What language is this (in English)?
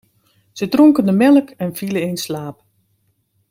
Dutch